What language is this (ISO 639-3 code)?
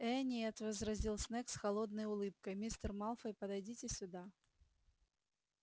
rus